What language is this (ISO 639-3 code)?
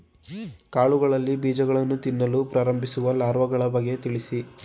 kan